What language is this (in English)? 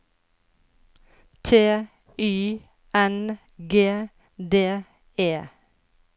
Norwegian